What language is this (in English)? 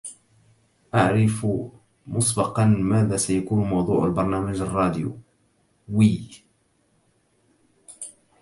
Arabic